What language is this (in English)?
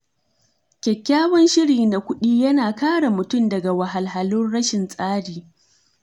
Hausa